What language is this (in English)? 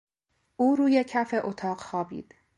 Persian